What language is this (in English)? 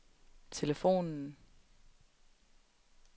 Danish